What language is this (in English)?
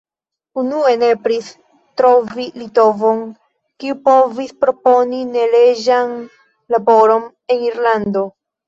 Esperanto